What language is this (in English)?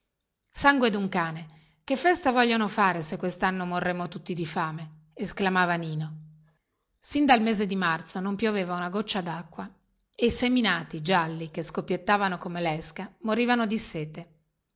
Italian